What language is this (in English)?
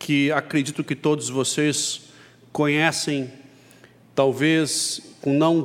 Portuguese